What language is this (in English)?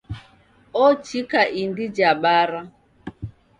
Taita